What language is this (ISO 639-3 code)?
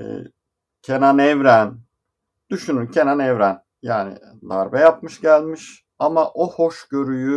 tur